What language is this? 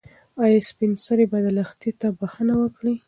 Pashto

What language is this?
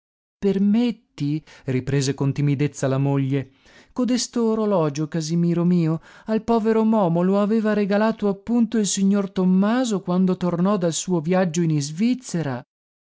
Italian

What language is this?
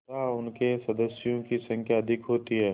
Hindi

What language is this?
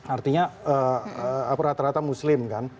Indonesian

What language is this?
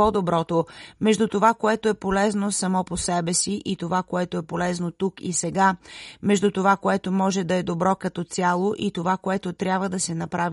Bulgarian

